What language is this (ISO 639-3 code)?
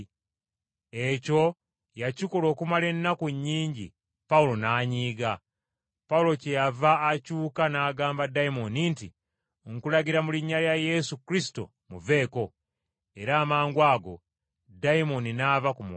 lug